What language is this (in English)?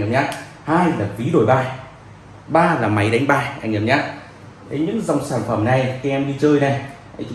Vietnamese